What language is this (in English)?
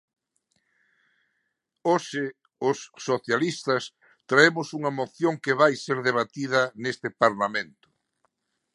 Galician